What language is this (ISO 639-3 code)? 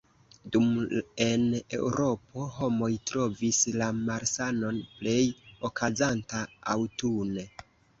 epo